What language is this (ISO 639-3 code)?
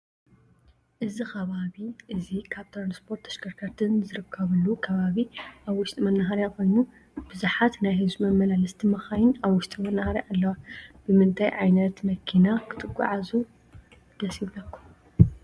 tir